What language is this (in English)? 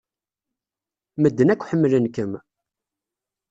Kabyle